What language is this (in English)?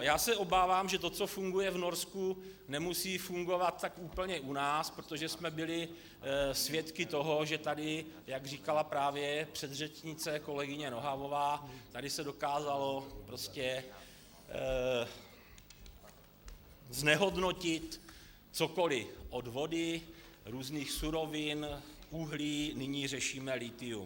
Czech